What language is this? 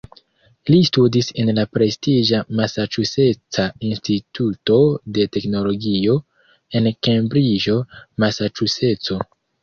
Esperanto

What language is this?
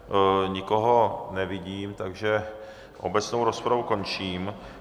Czech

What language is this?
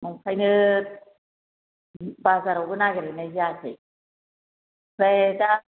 Bodo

